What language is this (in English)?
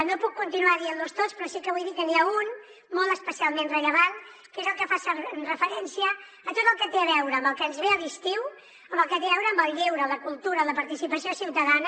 Catalan